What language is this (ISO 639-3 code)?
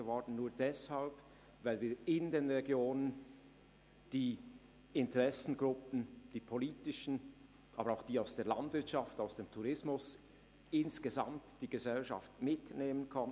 gsw